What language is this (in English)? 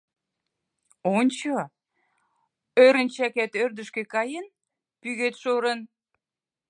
Mari